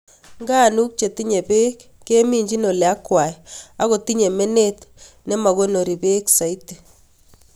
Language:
Kalenjin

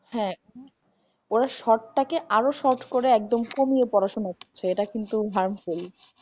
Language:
Bangla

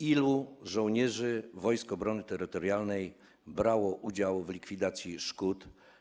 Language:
Polish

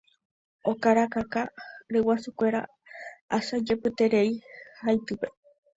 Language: Guarani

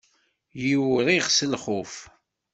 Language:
Kabyle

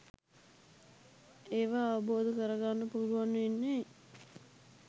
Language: Sinhala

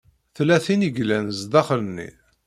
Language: Kabyle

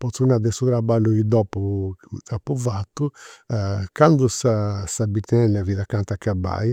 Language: Campidanese Sardinian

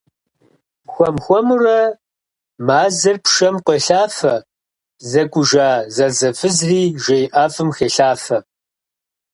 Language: Kabardian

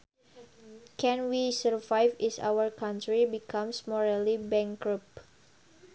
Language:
Sundanese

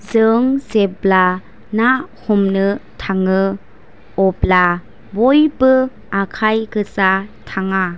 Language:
Bodo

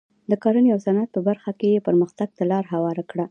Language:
Pashto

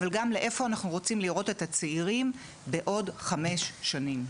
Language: Hebrew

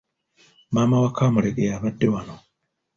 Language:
Ganda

